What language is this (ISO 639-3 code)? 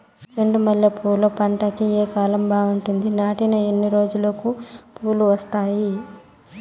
tel